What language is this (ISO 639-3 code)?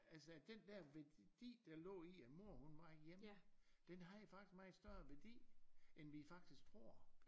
dan